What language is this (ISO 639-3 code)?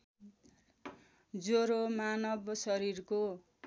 nep